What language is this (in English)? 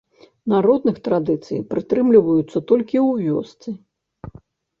Belarusian